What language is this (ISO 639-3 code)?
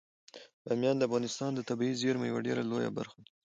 pus